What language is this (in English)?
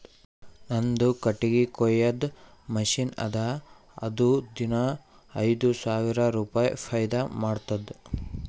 Kannada